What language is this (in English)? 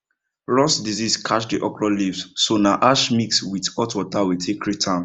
Nigerian Pidgin